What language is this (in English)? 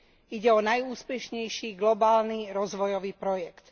Slovak